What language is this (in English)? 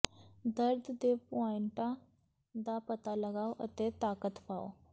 Punjabi